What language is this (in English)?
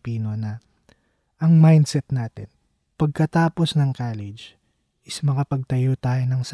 Filipino